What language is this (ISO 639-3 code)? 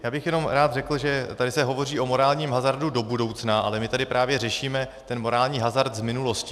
ces